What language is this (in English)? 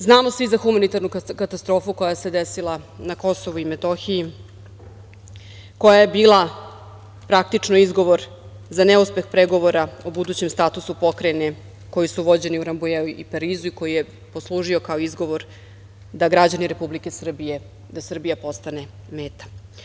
Serbian